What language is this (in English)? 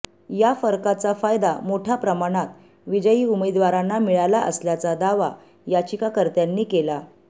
Marathi